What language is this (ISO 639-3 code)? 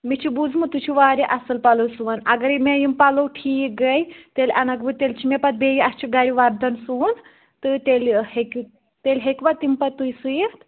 kas